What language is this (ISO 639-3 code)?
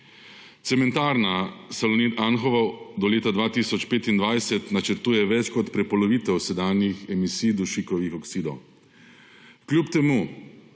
slv